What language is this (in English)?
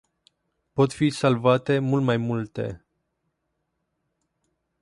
Romanian